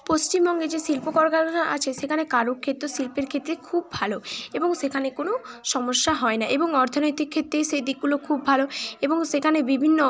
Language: Bangla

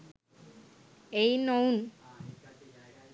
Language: Sinhala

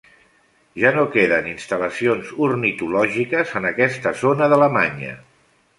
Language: Catalan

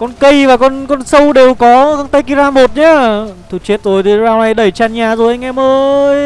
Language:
Vietnamese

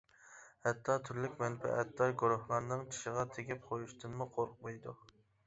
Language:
Uyghur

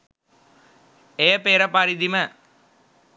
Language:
Sinhala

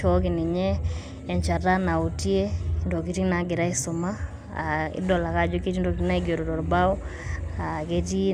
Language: Masai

